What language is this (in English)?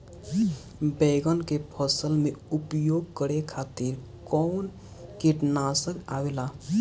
Bhojpuri